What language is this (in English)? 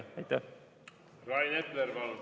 Estonian